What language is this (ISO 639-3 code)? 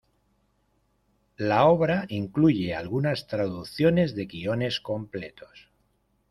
spa